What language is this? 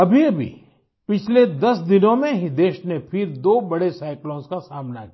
Hindi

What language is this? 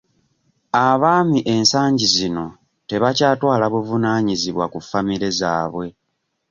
Ganda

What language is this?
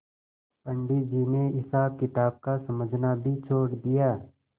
Hindi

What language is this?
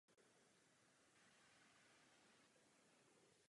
Czech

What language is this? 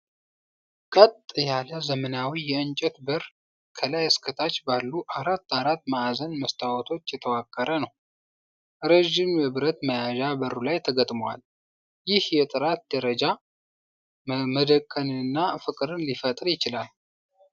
Amharic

